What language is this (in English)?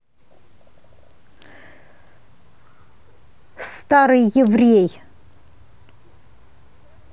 Russian